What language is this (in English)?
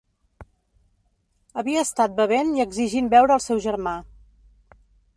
Catalan